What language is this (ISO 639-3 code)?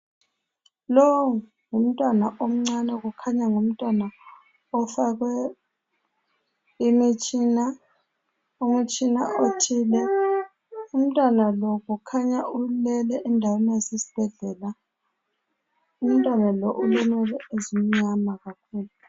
nde